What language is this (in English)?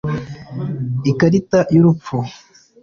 Kinyarwanda